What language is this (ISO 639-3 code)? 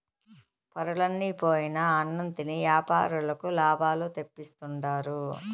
tel